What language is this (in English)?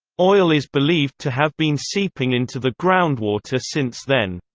English